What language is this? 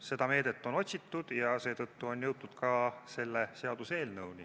Estonian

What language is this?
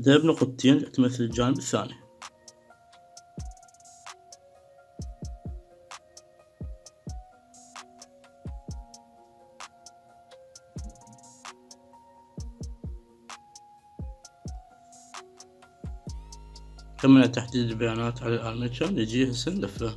Arabic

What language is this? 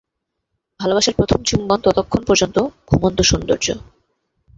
Bangla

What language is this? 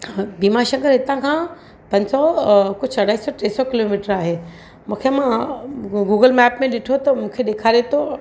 Sindhi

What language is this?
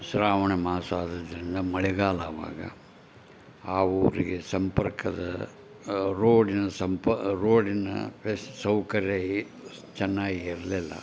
Kannada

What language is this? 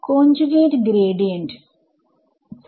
Malayalam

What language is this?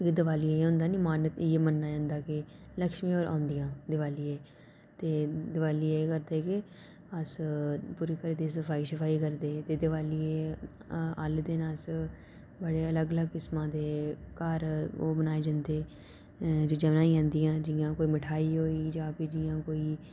Dogri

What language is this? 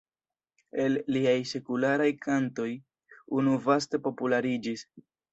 Esperanto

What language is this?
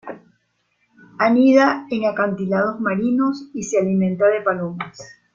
Spanish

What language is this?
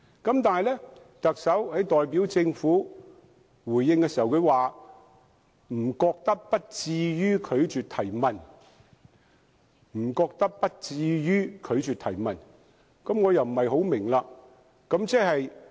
Cantonese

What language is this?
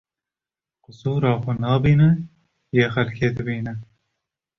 Kurdish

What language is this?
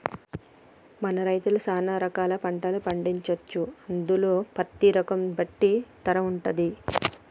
Telugu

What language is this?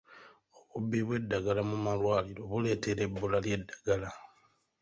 Ganda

